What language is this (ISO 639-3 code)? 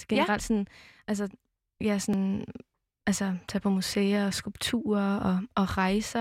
dan